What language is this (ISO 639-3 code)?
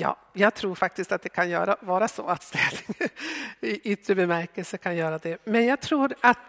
swe